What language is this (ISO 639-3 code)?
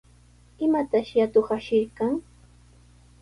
qws